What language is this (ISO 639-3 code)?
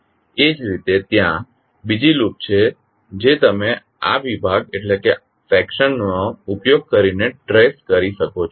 guj